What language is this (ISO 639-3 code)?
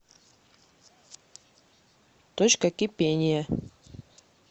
rus